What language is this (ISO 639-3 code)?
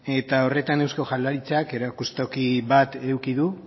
eus